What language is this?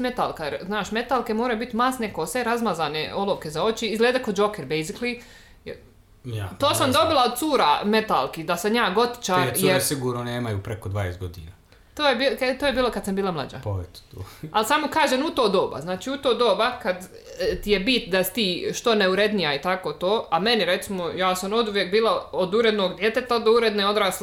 Croatian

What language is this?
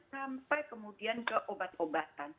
Indonesian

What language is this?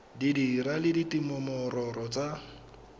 Tswana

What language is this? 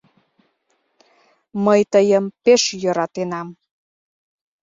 Mari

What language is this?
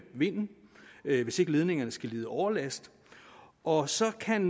Danish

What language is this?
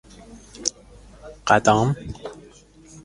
Persian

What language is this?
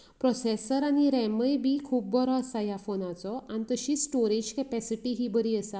Konkani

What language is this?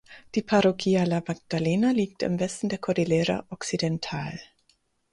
German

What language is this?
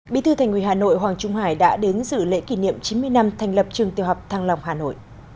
Vietnamese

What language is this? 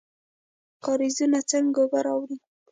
Pashto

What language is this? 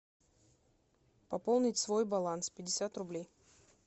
Russian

